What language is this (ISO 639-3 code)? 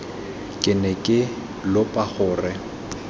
tsn